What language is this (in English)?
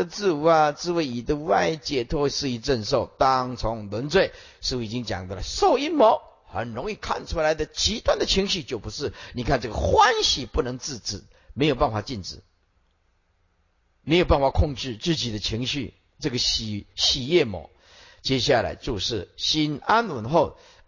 Chinese